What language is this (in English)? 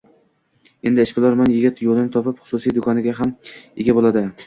Uzbek